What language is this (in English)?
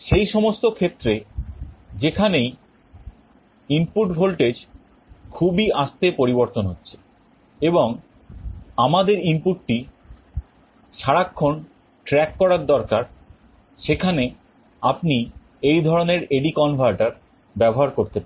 Bangla